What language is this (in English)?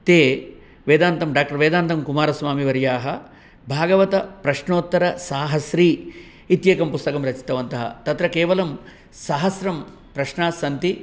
Sanskrit